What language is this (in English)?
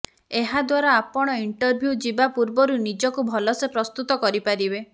Odia